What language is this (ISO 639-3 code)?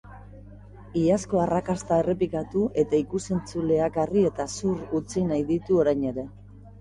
eus